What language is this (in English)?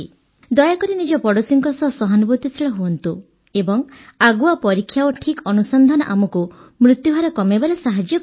Odia